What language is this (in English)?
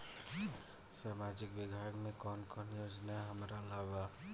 Bhojpuri